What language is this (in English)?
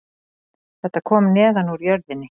Icelandic